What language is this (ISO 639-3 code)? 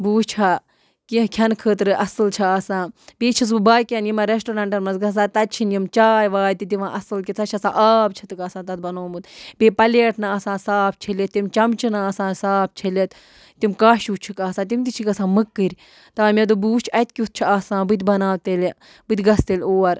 kas